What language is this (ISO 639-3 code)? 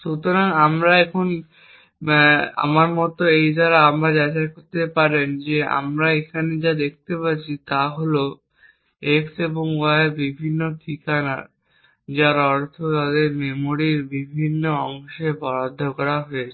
ben